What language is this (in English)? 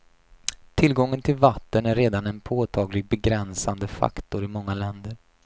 Swedish